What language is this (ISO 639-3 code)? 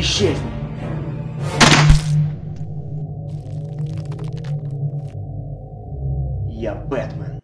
rus